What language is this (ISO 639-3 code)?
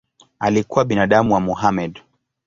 swa